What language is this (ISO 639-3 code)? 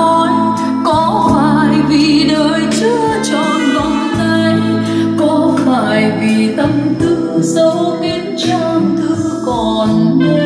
vie